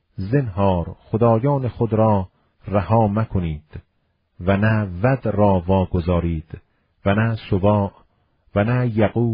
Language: Persian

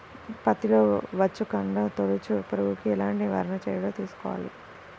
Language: Telugu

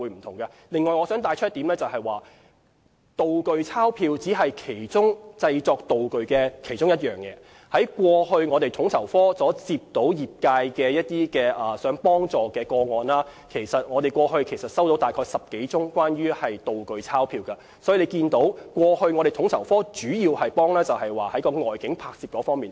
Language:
Cantonese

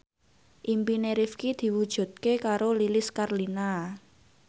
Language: Javanese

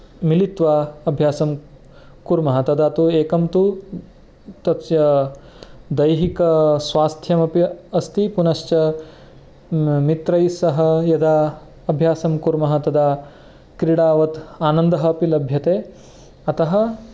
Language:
Sanskrit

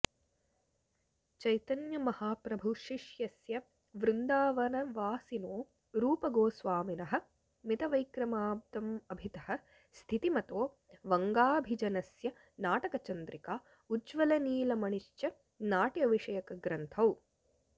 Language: Sanskrit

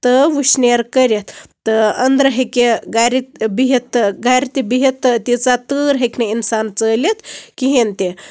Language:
Kashmiri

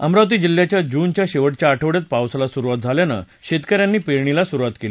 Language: Marathi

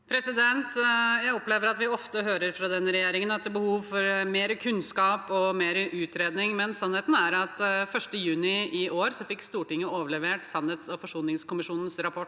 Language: Norwegian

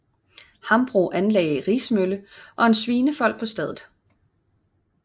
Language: Danish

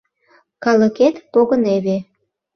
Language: Mari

